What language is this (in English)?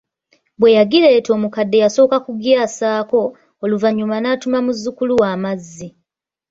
Ganda